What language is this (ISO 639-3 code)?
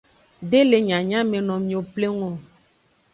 ajg